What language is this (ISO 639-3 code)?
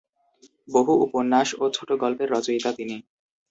ben